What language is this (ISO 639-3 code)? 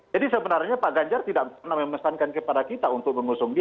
ind